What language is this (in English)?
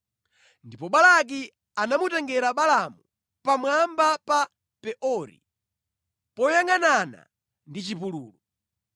Nyanja